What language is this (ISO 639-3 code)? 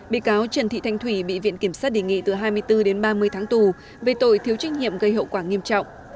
vie